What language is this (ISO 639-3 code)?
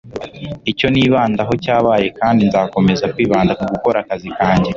kin